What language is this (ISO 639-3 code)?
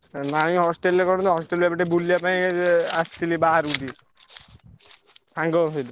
ori